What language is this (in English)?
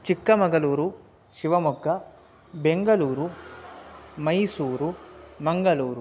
Sanskrit